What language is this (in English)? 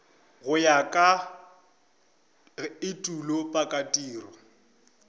Northern Sotho